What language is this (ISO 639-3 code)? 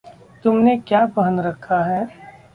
hin